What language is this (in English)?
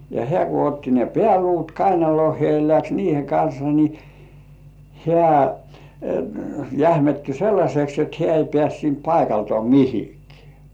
Finnish